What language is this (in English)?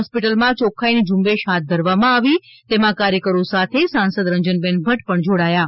Gujarati